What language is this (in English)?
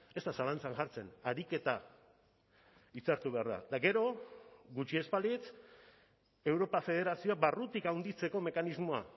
Basque